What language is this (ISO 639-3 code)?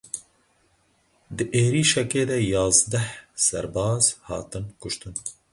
kur